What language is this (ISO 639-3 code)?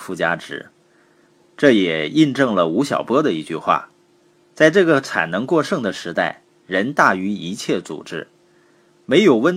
zho